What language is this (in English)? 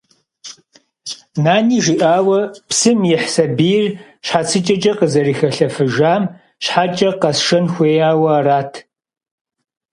Kabardian